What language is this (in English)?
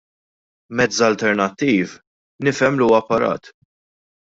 Maltese